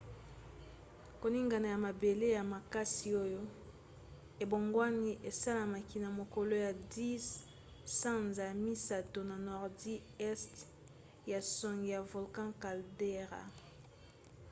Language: Lingala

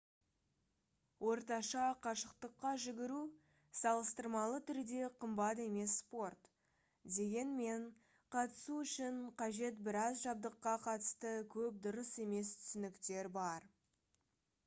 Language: Kazakh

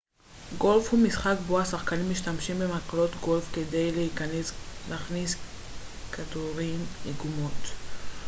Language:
Hebrew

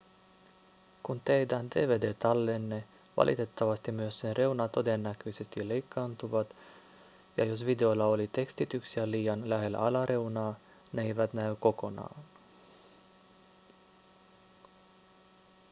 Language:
Finnish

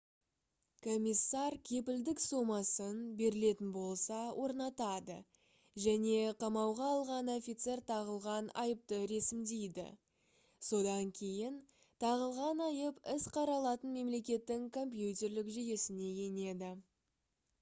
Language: Kazakh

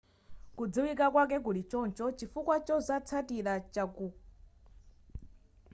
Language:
Nyanja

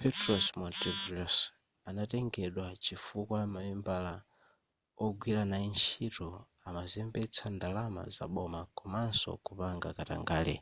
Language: Nyanja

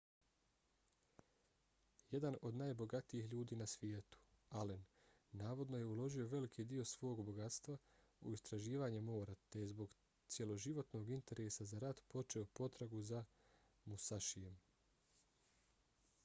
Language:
Bosnian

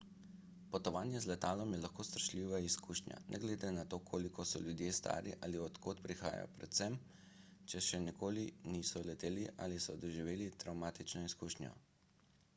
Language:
Slovenian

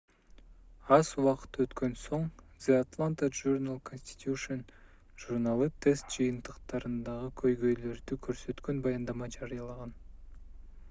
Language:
Kyrgyz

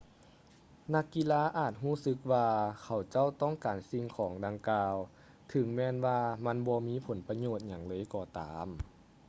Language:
Lao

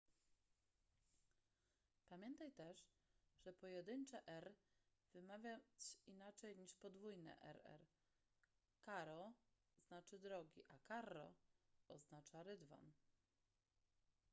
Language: Polish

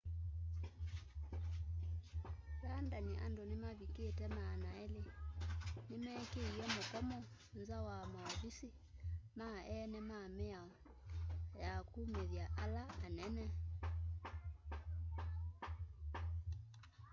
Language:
Kamba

